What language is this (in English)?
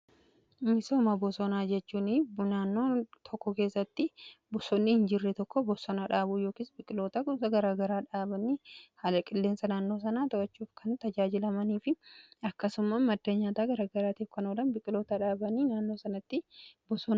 Oromo